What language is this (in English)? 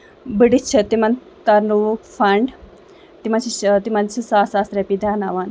Kashmiri